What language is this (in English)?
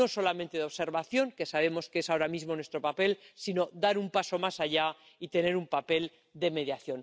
Spanish